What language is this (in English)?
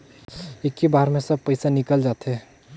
Chhattisgarhi